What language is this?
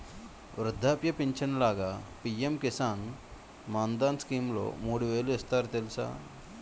Telugu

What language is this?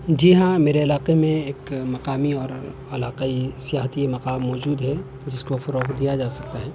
Urdu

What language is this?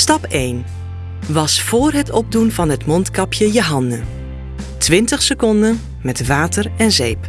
Dutch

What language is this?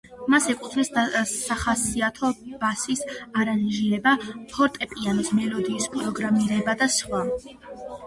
Georgian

